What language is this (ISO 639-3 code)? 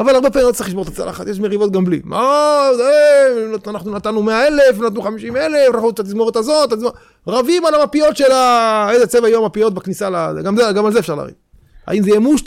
heb